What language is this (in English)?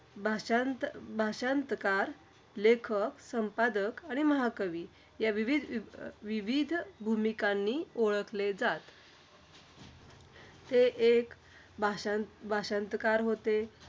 Marathi